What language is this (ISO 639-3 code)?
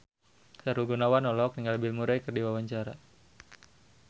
sun